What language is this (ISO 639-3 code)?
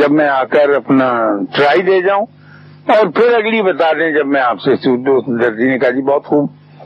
urd